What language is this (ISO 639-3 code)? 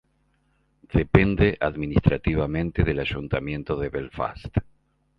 spa